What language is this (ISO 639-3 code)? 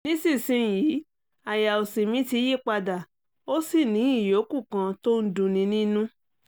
yor